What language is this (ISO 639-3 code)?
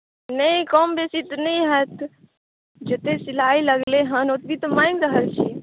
mai